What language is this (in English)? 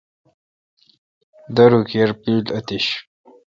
Kalkoti